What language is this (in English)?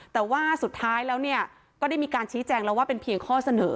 Thai